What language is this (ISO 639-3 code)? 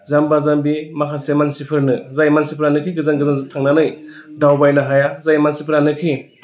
brx